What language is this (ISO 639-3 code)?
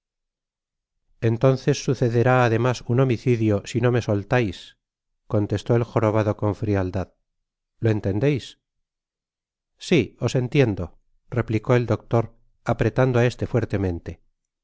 spa